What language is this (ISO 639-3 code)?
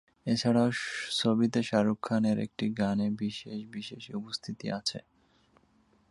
ben